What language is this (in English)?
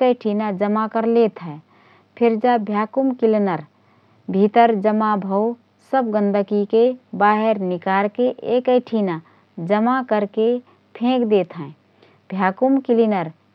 Rana Tharu